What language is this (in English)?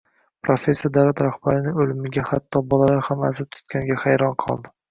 Uzbek